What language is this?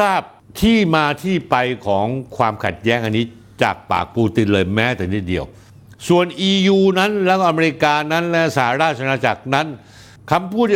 Thai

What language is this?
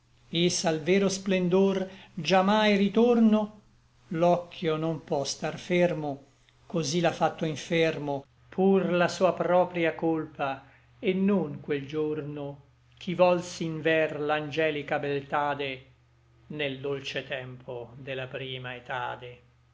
Italian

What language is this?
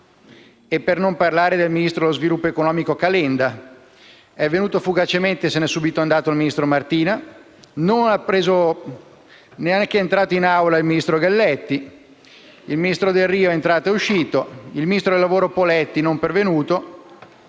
Italian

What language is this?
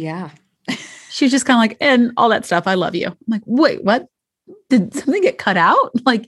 English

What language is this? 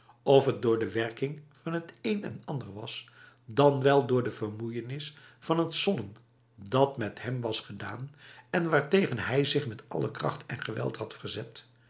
Dutch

